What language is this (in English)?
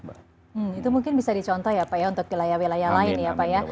Indonesian